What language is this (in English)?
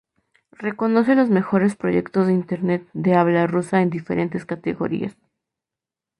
Spanish